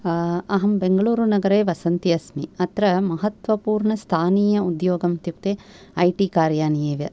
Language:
Sanskrit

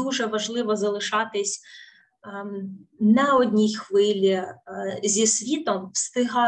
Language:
Ukrainian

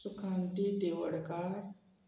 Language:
Konkani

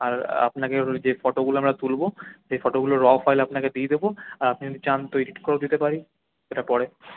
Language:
Bangla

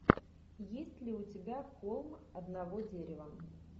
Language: Russian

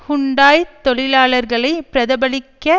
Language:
Tamil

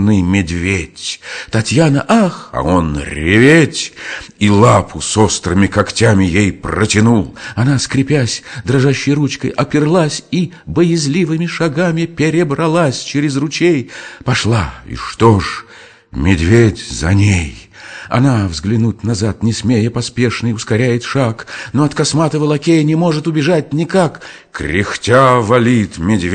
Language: Russian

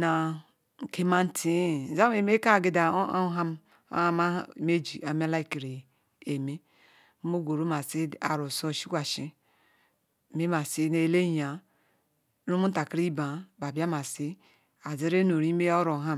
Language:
Ikwere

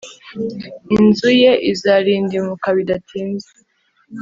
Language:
Kinyarwanda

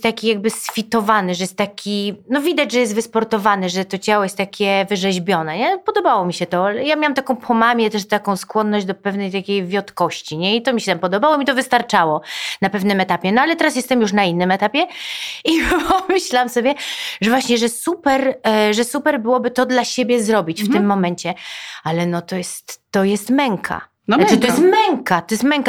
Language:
Polish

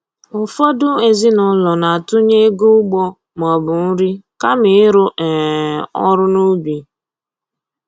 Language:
Igbo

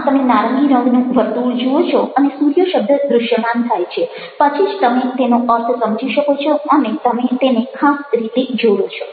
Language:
Gujarati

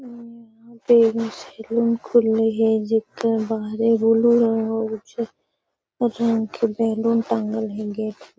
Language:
Magahi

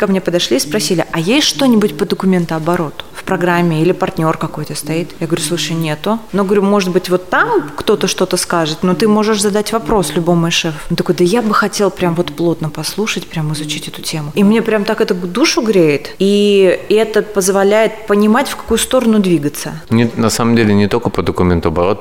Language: Russian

